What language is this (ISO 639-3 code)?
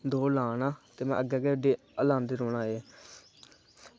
doi